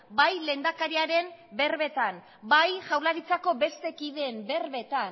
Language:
Basque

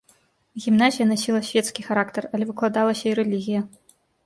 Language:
Belarusian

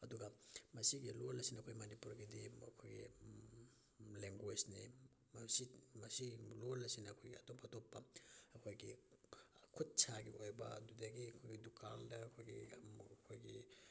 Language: Manipuri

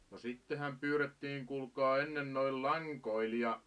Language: Finnish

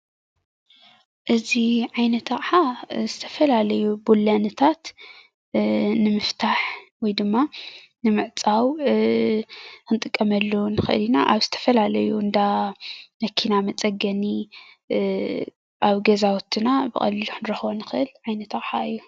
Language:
Tigrinya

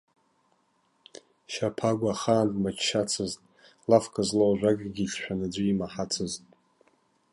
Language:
Abkhazian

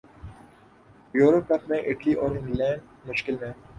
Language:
Urdu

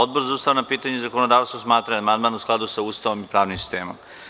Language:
Serbian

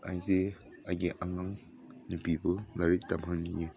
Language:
Manipuri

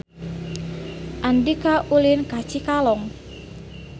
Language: Sundanese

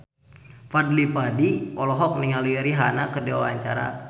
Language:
Sundanese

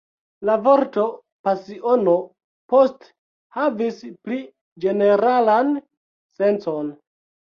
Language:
Esperanto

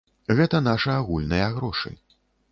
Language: Belarusian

